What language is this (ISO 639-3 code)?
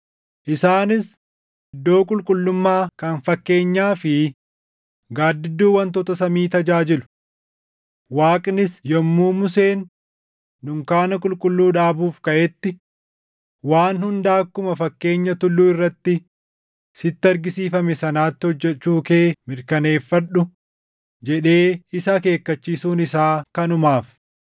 orm